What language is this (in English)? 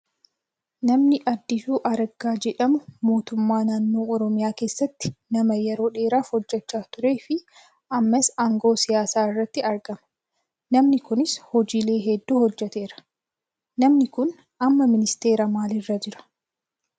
Oromo